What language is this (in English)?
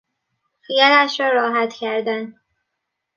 Persian